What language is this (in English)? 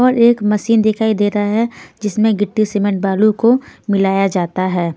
Hindi